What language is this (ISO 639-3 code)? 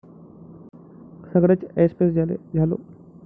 mar